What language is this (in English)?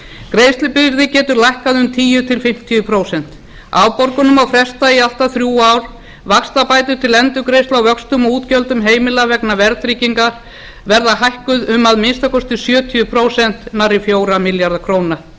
Icelandic